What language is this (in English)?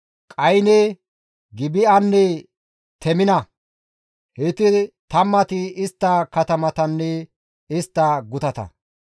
Gamo